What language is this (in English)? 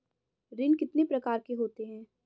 Hindi